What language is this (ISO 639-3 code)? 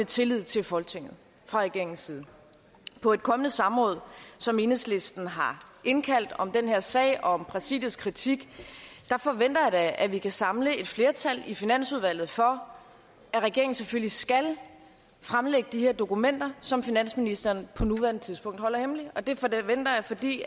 dan